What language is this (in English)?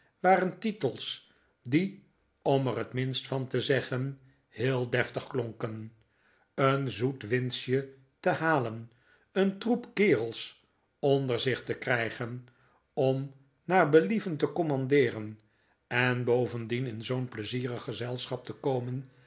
Dutch